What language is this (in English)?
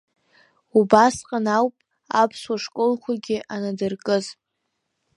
Abkhazian